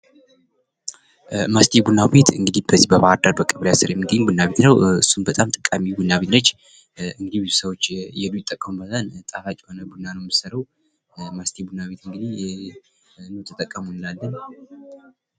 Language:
Amharic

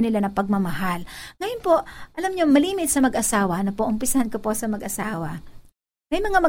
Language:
Filipino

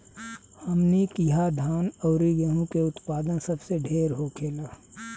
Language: Bhojpuri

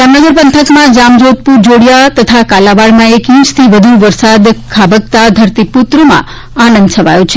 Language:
Gujarati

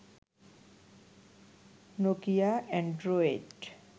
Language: Bangla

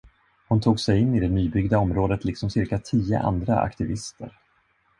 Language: Swedish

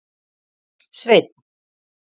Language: Icelandic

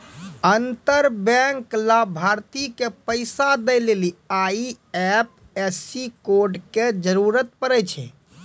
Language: Maithili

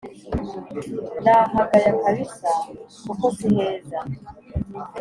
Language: Kinyarwanda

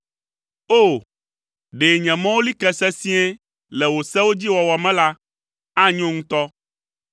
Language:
Ewe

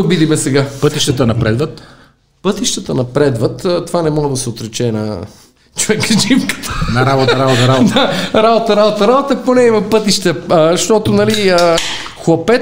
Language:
Bulgarian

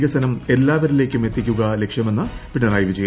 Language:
Malayalam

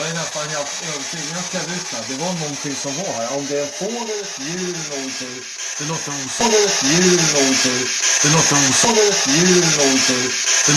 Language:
Swedish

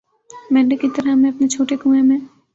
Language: Urdu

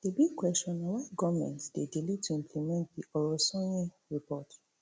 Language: Nigerian Pidgin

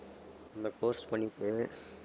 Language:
Tamil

